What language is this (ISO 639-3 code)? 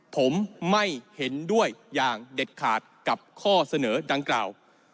tha